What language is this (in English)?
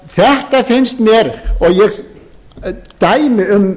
Icelandic